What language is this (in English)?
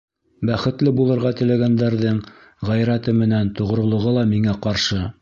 Bashkir